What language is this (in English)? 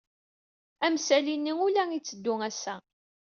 Kabyle